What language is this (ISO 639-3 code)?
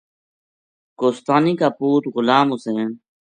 gju